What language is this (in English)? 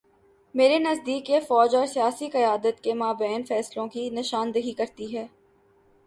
Urdu